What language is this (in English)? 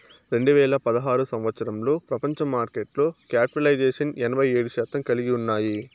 Telugu